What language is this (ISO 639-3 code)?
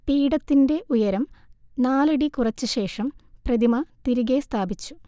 mal